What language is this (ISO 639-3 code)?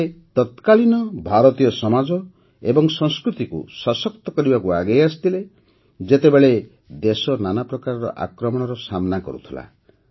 ori